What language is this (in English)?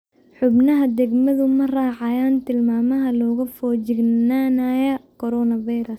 Somali